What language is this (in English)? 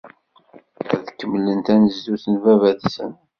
Kabyle